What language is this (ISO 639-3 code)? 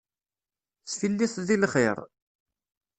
kab